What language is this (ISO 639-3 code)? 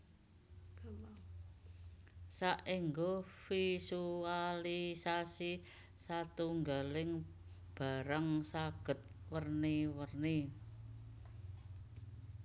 jav